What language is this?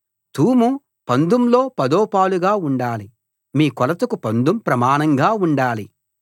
Telugu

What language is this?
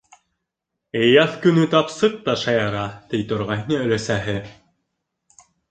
Bashkir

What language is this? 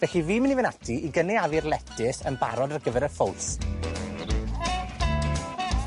Welsh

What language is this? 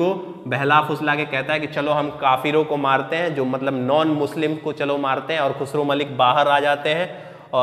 Hindi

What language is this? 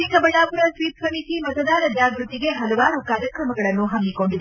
Kannada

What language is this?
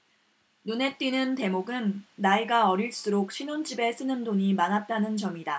Korean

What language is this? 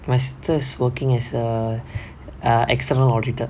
English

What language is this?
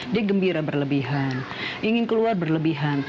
Indonesian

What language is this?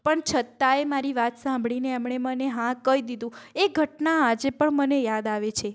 Gujarati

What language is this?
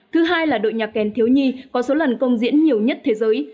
Vietnamese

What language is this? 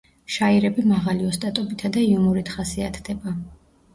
Georgian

